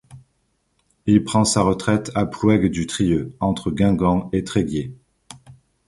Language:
French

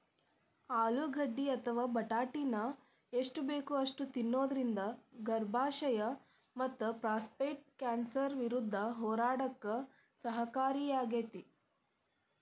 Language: Kannada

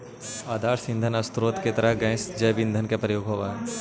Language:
Magahi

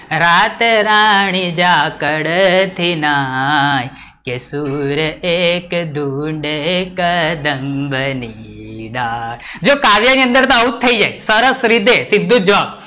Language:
Gujarati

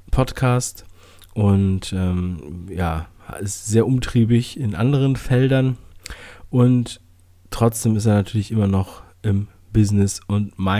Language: German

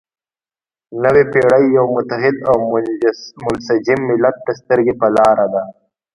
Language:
Pashto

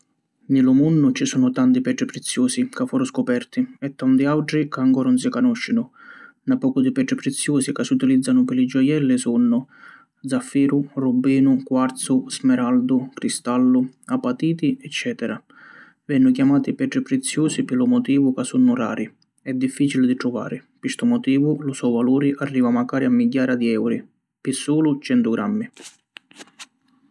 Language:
Sicilian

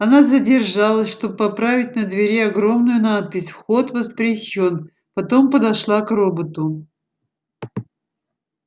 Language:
Russian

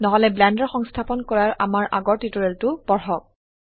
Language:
Assamese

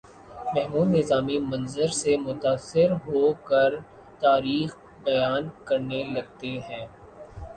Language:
Urdu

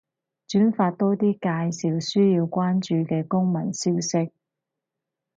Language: Cantonese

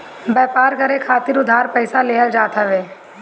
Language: Bhojpuri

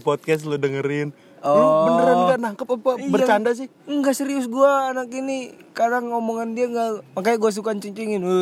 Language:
Indonesian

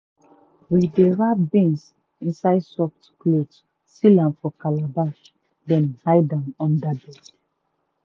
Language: Nigerian Pidgin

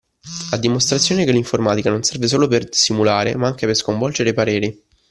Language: Italian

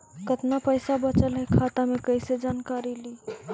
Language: Magahi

